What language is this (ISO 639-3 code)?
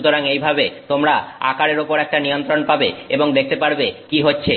ben